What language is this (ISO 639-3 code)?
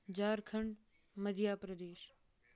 kas